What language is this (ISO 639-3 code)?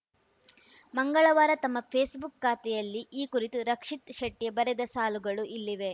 kan